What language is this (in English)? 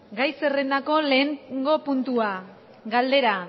Basque